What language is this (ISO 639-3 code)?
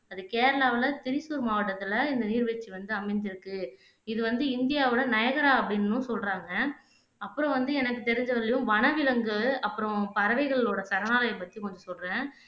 tam